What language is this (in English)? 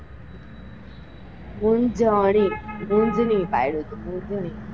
Gujarati